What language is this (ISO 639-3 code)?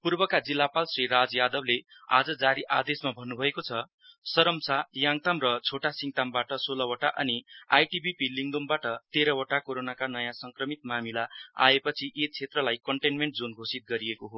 nep